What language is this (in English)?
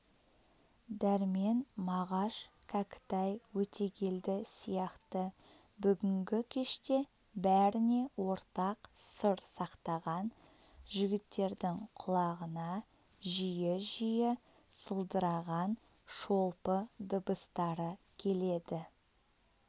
Kazakh